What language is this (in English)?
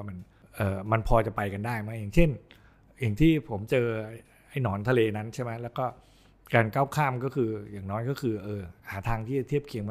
Thai